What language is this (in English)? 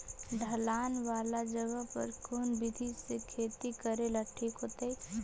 Magahi